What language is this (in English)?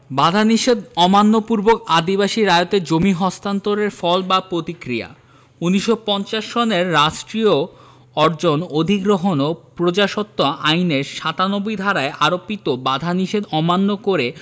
Bangla